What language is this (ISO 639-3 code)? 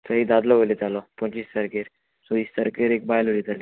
kok